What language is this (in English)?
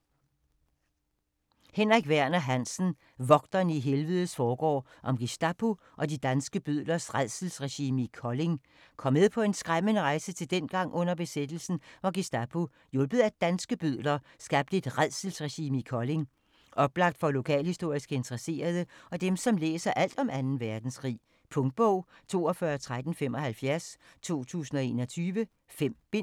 Danish